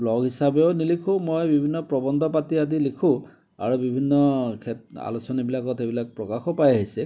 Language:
Assamese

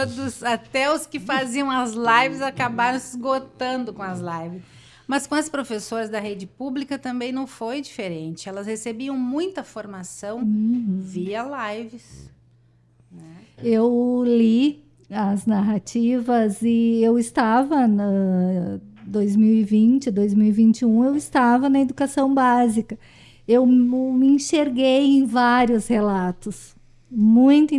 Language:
Portuguese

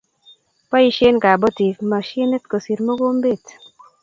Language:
Kalenjin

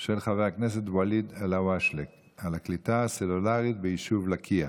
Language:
Hebrew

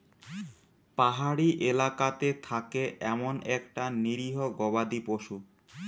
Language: Bangla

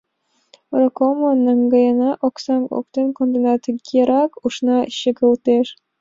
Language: Mari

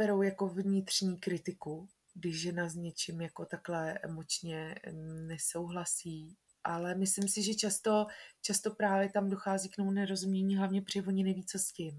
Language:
Czech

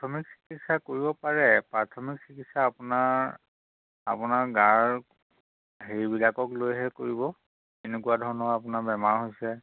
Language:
Assamese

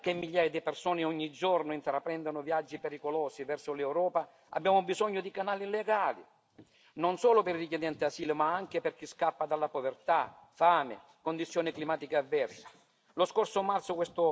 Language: Italian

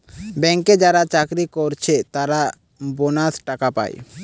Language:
Bangla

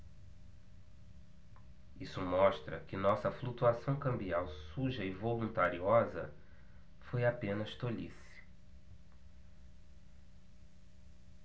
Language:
Portuguese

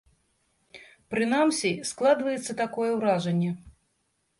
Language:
Belarusian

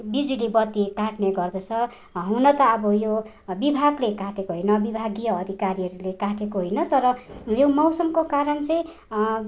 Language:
Nepali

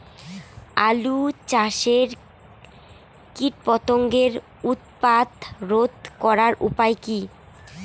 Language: Bangla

